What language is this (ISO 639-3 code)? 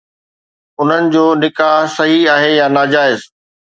snd